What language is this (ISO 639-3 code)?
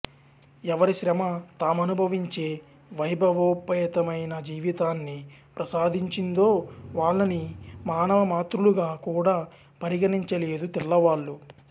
tel